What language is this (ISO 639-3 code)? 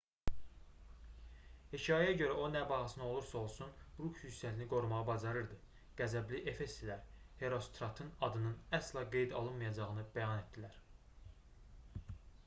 aze